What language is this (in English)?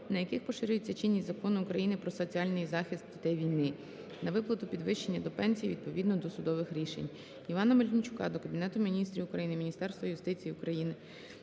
Ukrainian